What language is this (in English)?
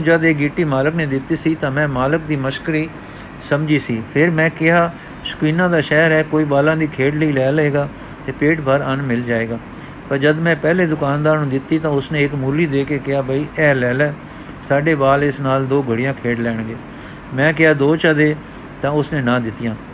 Punjabi